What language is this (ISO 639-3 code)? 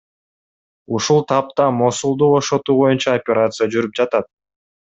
kir